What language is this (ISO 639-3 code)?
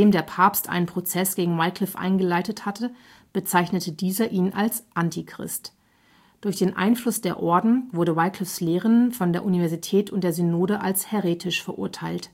deu